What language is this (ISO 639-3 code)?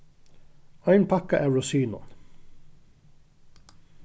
fao